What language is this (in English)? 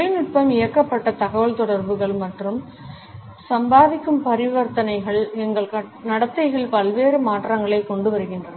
Tamil